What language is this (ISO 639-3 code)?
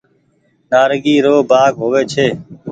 gig